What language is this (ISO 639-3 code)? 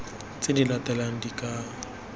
tsn